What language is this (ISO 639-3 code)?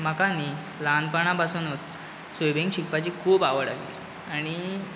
kok